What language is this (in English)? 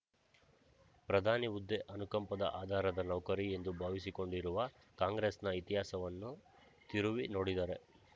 Kannada